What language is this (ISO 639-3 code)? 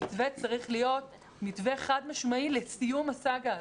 heb